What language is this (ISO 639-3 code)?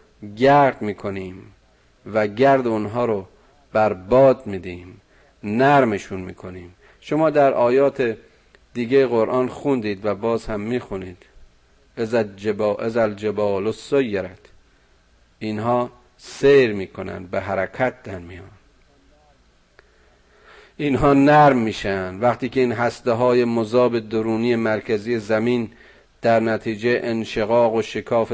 fas